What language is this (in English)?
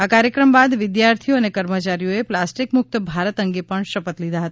Gujarati